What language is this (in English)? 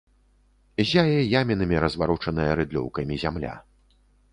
Belarusian